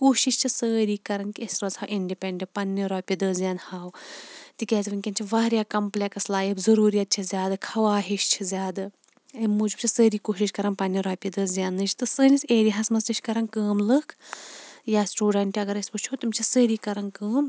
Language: Kashmiri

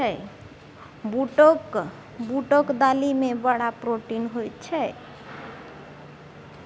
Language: Maithili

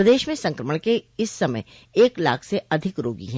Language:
Hindi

